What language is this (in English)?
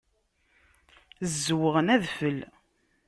Kabyle